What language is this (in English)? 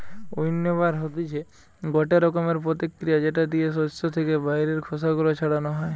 Bangla